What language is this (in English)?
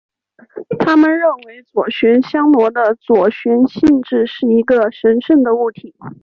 Chinese